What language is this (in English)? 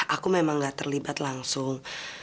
Indonesian